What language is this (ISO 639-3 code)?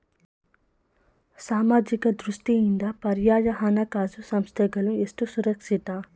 kan